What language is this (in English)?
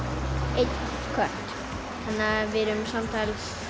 Icelandic